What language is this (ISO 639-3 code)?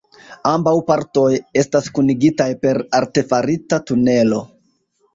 epo